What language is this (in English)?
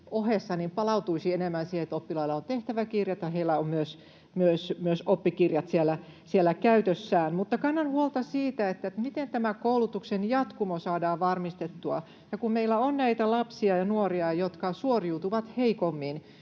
Finnish